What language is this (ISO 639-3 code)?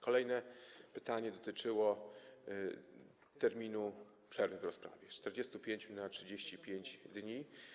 pol